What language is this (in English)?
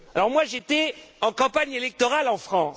French